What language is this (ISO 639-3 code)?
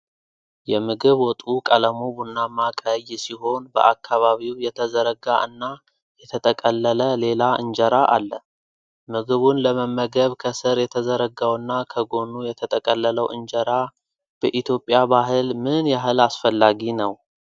amh